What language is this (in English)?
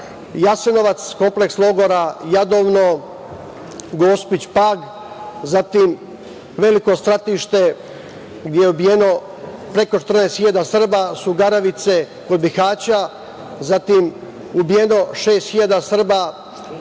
Serbian